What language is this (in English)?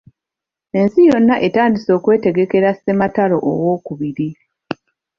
Ganda